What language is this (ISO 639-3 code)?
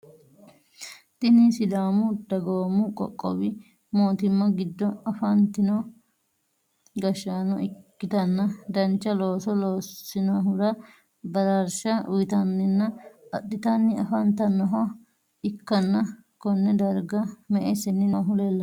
sid